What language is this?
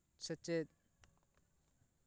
Santali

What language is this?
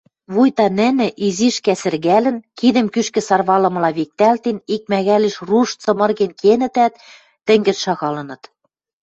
Western Mari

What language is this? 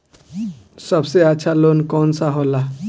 Bhojpuri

